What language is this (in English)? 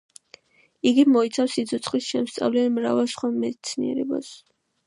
Georgian